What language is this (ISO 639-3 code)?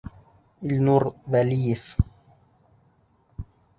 bak